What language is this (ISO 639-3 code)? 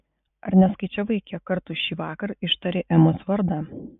lit